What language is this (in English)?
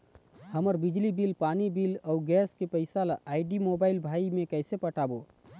Chhattisgarhi